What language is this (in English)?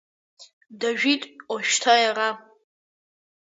Abkhazian